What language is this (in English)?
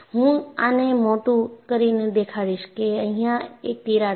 Gujarati